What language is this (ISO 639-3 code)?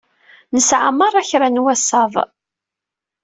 kab